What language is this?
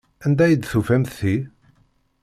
Kabyle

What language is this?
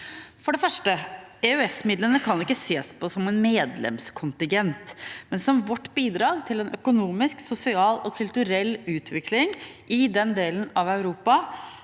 Norwegian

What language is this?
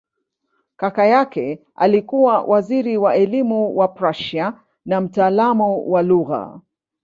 Swahili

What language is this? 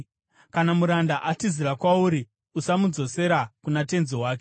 Shona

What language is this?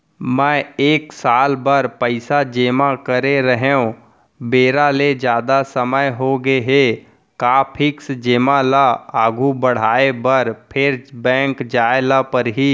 Chhattisgarhi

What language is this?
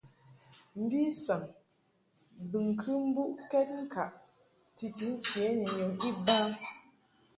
Mungaka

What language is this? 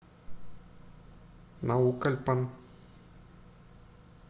Russian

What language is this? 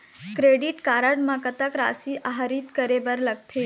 Chhattisgarhi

